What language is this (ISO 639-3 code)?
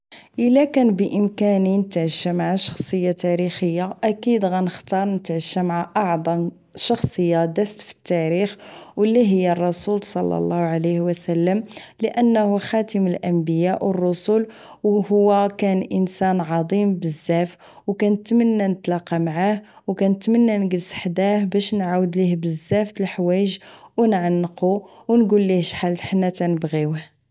ary